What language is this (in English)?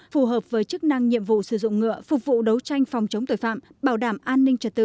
Vietnamese